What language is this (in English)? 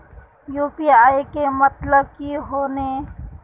Magahi